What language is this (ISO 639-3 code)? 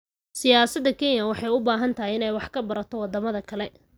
som